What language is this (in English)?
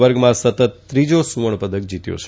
Gujarati